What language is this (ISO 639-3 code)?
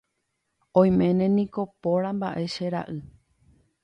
grn